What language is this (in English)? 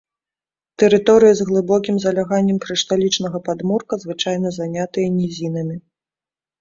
Belarusian